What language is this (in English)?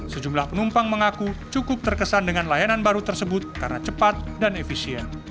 Indonesian